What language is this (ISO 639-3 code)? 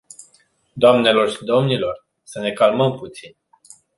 ron